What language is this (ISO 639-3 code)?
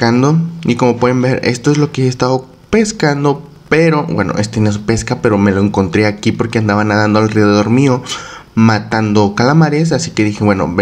spa